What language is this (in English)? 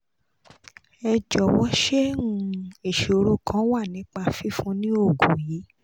Yoruba